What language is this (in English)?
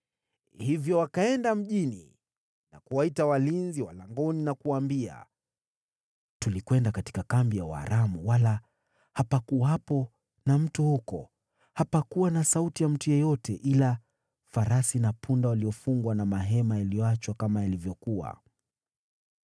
Swahili